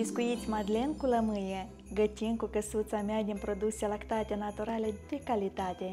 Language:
Romanian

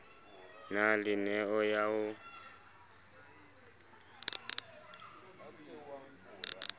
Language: Southern Sotho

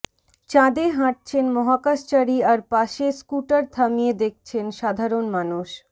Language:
Bangla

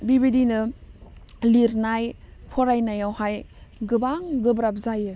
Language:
Bodo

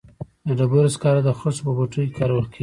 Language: Pashto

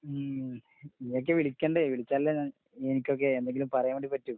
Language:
Malayalam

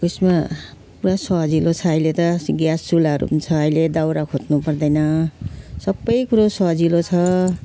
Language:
Nepali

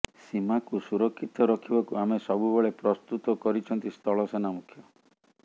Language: Odia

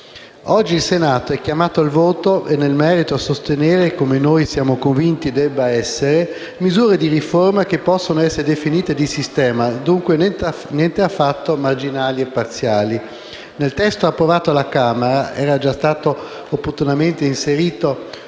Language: Italian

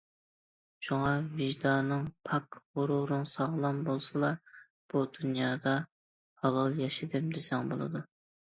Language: Uyghur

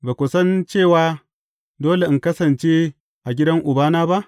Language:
Hausa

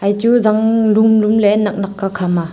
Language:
Wancho Naga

